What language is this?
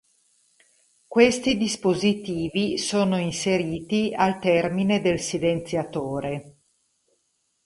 Italian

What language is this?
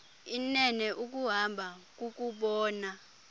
Xhosa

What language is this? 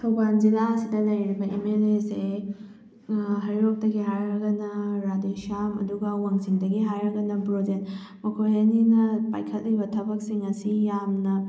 Manipuri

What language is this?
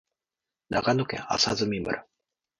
Japanese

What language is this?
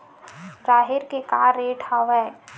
Chhattisgarhi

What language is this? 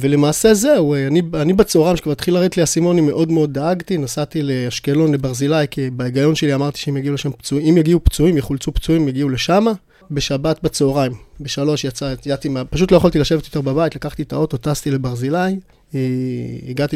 Hebrew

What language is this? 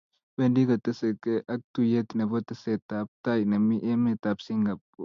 Kalenjin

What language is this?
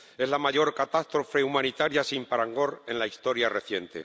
Spanish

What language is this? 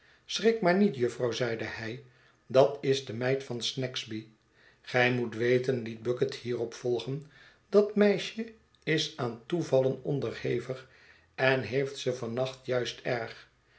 Dutch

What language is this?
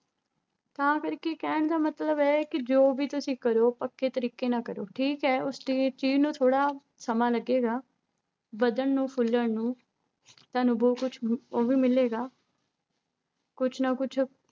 Punjabi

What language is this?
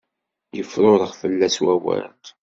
Kabyle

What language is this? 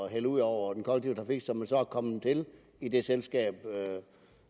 Danish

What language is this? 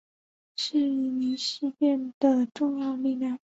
Chinese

